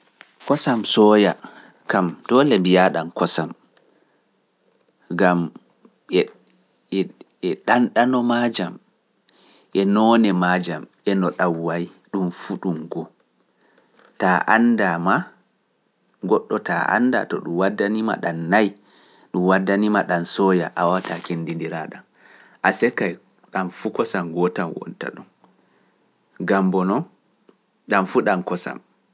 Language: Pular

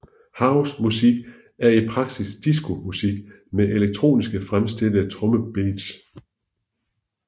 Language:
Danish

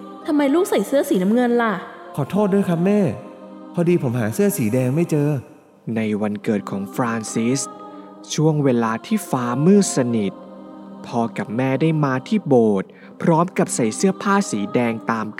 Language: Thai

